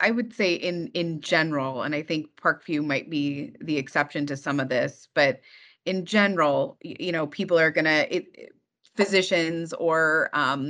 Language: English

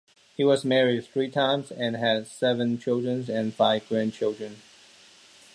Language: English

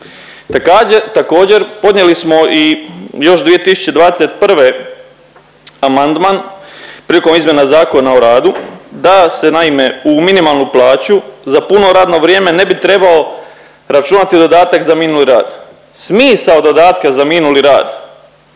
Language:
Croatian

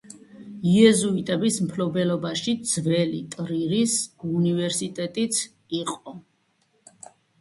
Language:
Georgian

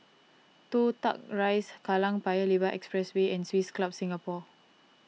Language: English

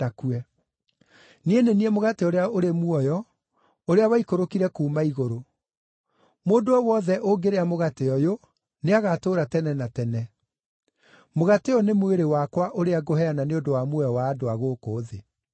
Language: Kikuyu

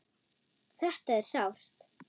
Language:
Icelandic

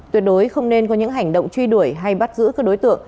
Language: Vietnamese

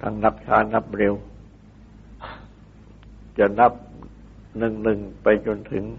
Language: Thai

